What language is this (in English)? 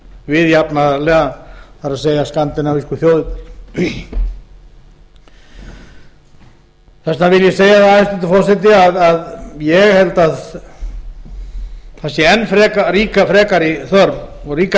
Icelandic